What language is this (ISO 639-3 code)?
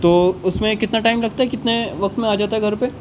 urd